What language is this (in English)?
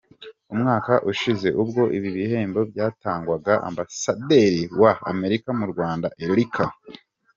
Kinyarwanda